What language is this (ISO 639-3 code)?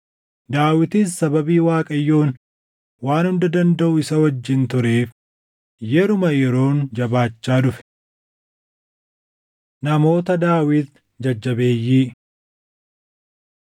orm